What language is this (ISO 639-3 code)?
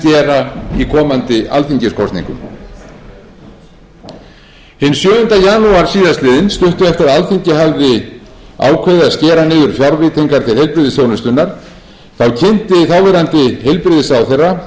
isl